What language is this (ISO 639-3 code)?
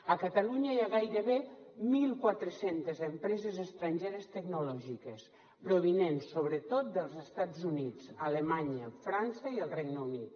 cat